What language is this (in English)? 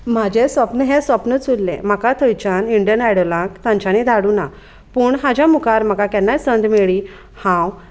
Konkani